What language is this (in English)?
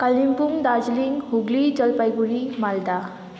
Nepali